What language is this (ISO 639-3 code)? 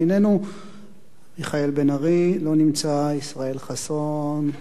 heb